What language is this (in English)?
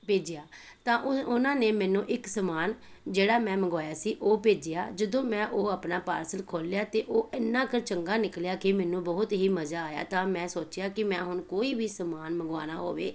Punjabi